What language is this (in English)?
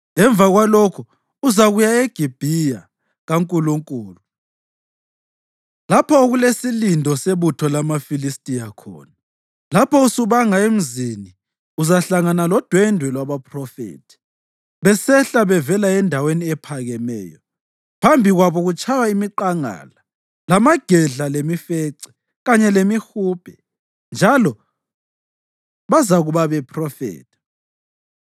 North Ndebele